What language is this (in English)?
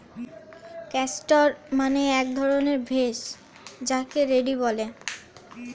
Bangla